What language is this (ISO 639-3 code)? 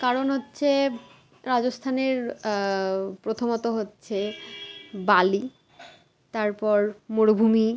ben